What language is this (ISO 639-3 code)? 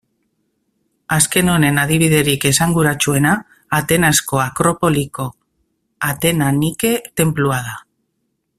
eus